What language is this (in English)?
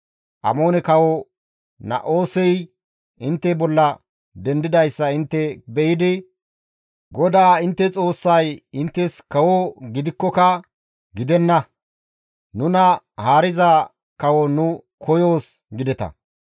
Gamo